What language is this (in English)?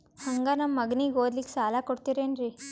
Kannada